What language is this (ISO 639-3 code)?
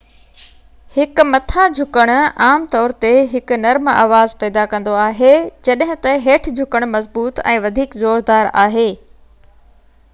snd